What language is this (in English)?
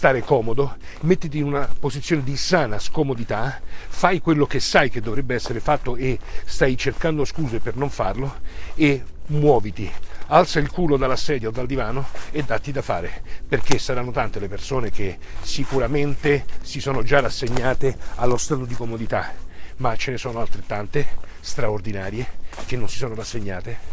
Italian